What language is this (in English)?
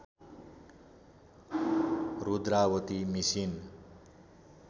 Nepali